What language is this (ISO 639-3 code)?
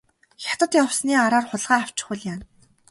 mon